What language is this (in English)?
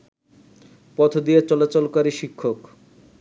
Bangla